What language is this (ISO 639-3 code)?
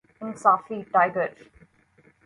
urd